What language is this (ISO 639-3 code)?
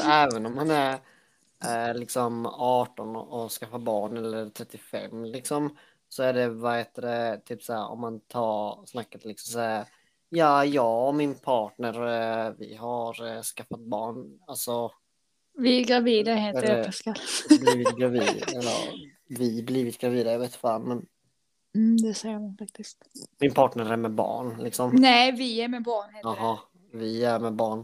swe